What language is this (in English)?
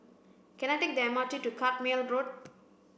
English